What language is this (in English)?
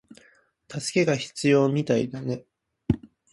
Japanese